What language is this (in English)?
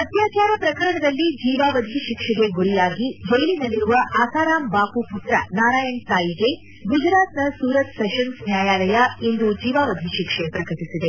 Kannada